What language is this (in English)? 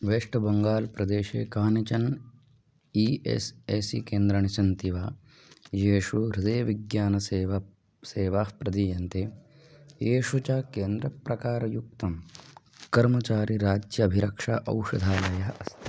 Sanskrit